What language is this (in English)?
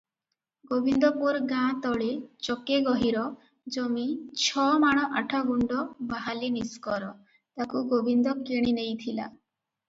Odia